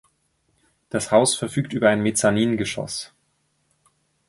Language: German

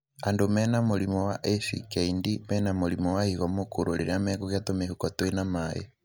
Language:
Kikuyu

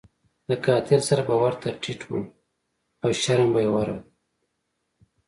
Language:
Pashto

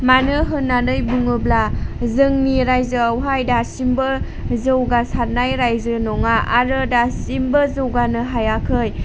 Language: Bodo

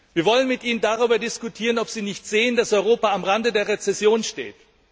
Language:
German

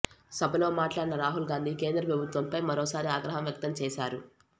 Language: Telugu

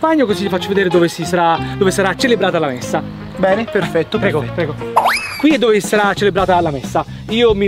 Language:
Italian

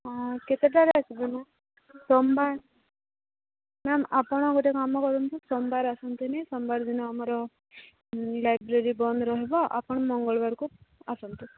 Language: Odia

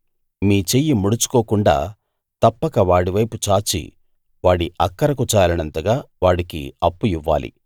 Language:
Telugu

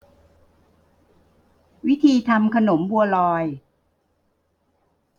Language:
Thai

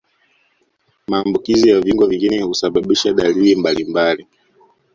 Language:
Swahili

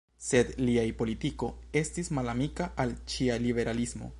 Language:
Esperanto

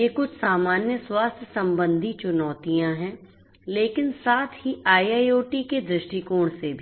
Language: Hindi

